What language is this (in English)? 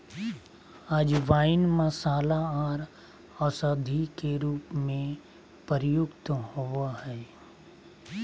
Magahi